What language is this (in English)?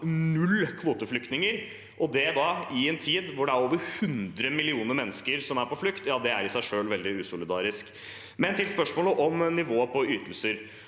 Norwegian